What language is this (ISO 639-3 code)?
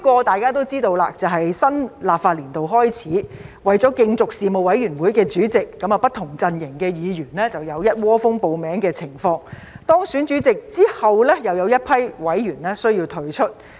yue